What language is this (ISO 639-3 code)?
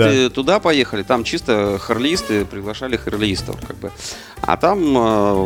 rus